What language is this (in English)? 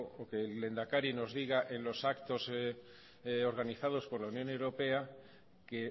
Spanish